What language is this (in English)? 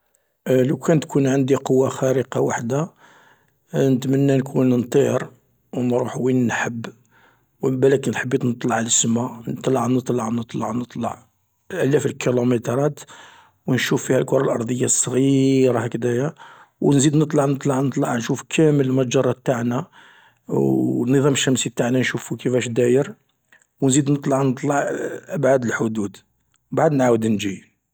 Algerian Arabic